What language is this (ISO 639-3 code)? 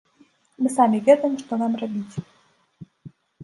bel